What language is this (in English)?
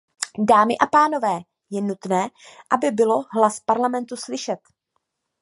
Czech